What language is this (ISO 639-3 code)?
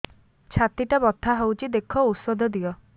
ori